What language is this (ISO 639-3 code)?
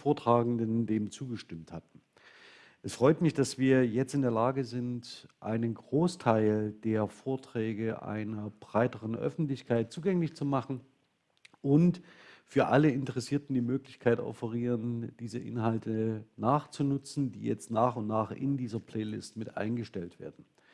deu